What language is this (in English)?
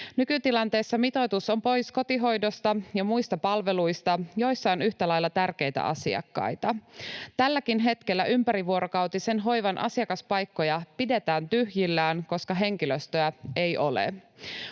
Finnish